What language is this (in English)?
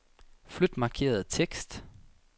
Danish